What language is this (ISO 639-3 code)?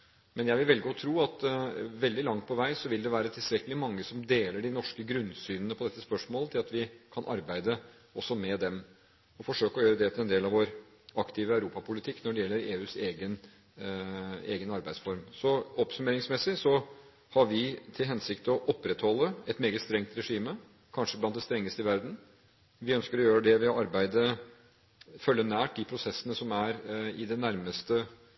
nob